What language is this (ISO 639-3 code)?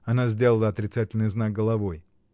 rus